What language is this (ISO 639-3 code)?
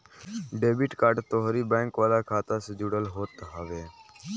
bho